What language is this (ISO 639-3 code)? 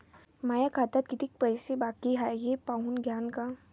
mar